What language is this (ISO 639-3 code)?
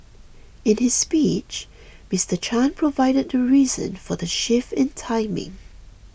eng